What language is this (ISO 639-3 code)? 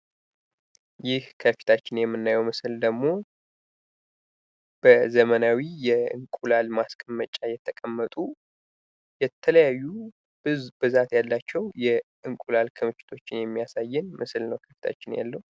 amh